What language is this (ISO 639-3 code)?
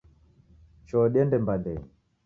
dav